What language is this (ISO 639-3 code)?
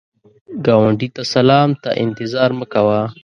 pus